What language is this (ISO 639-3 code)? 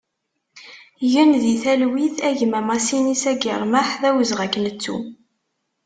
kab